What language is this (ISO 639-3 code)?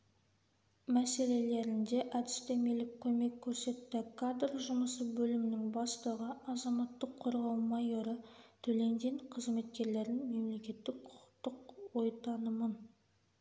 kaz